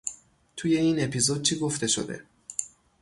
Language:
Persian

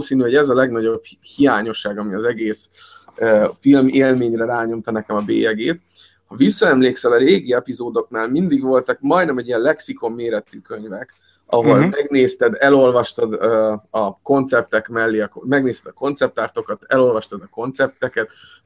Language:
Hungarian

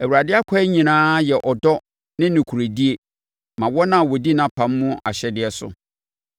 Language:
Akan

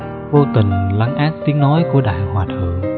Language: Vietnamese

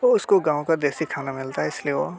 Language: Hindi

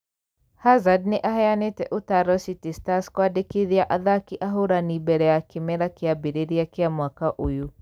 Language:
Kikuyu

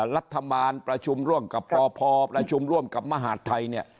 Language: Thai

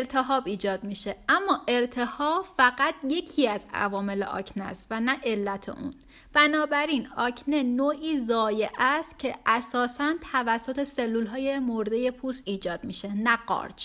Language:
Persian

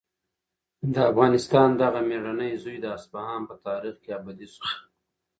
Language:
Pashto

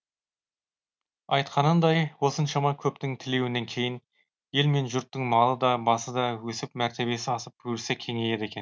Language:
Kazakh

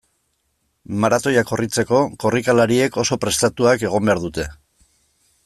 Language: Basque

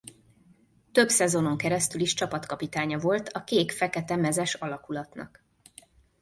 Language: Hungarian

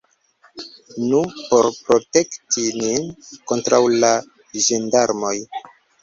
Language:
Esperanto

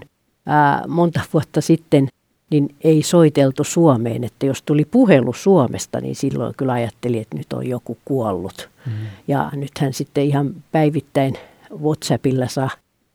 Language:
Finnish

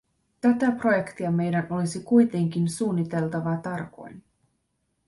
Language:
Finnish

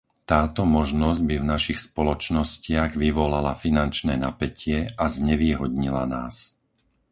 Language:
Slovak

